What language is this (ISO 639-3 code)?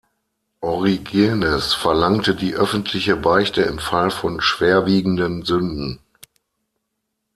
deu